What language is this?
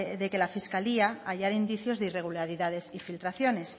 Spanish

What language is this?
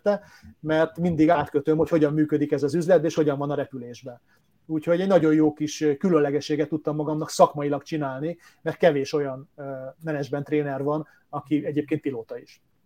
Hungarian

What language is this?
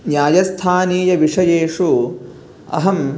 Sanskrit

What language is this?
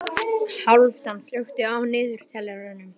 Icelandic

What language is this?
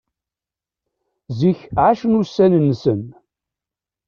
Kabyle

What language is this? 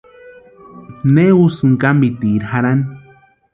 Western Highland Purepecha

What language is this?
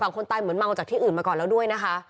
Thai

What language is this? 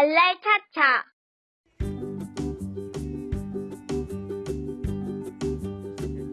Korean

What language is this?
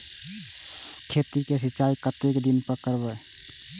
Maithili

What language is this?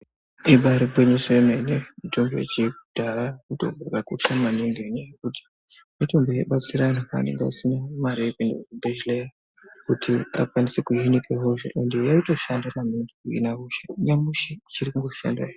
Ndau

